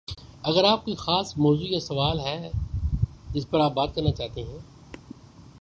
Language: Urdu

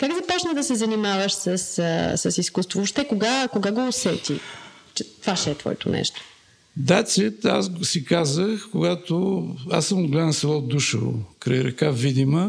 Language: Bulgarian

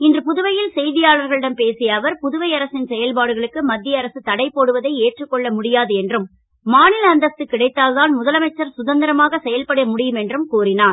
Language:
Tamil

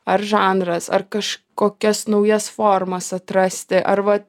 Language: Lithuanian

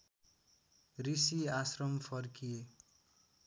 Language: Nepali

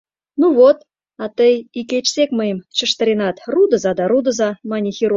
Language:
Mari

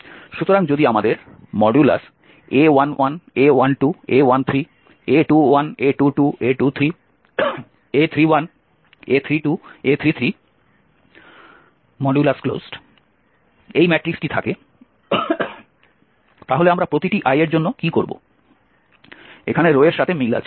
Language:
Bangla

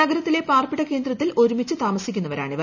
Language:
Malayalam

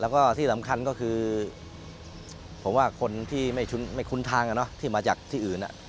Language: Thai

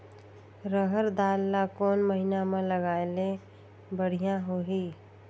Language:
Chhattisgarhi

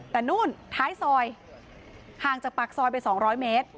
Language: Thai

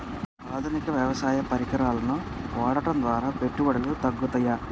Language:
Telugu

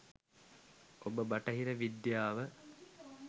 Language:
Sinhala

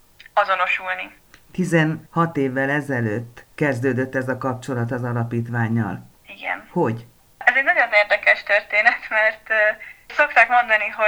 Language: Hungarian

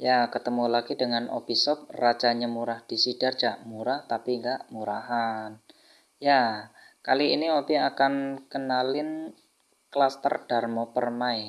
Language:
Indonesian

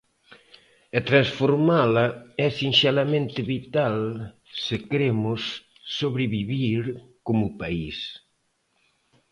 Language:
Galician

